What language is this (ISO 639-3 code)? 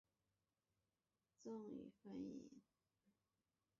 zho